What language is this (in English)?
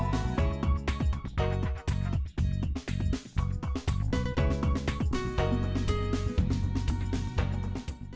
Vietnamese